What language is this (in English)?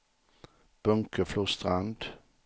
Swedish